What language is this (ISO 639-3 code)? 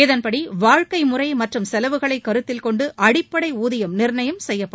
tam